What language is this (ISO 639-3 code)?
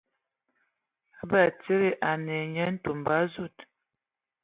ewo